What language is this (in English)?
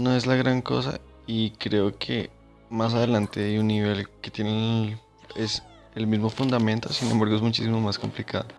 Spanish